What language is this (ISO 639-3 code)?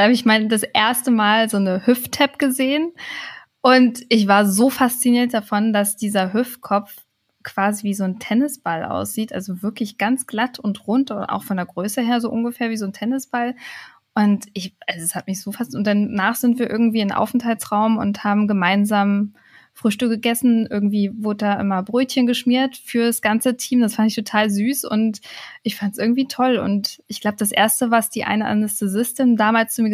deu